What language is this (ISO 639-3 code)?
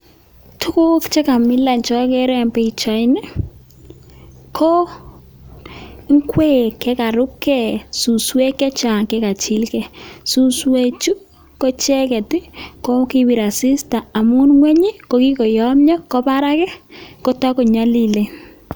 kln